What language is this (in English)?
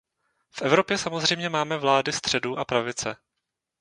Czech